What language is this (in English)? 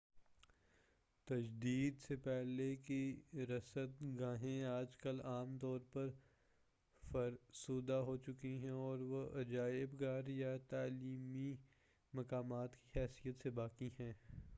Urdu